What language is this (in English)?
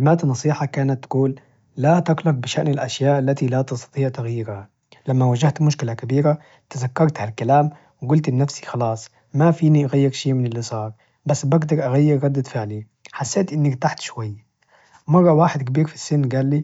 Najdi Arabic